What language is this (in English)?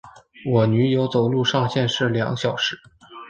Chinese